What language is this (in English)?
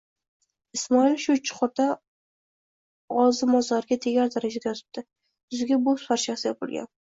Uzbek